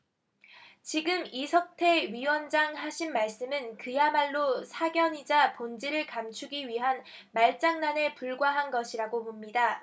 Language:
Korean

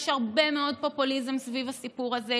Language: Hebrew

